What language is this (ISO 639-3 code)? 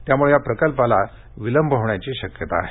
mar